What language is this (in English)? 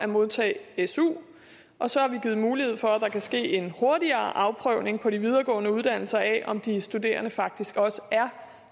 Danish